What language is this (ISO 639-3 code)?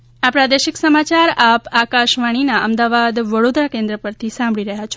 guj